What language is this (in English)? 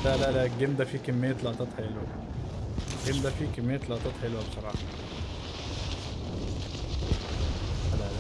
Arabic